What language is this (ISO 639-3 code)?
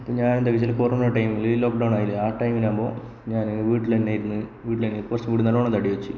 mal